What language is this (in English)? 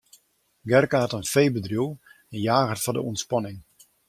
Western Frisian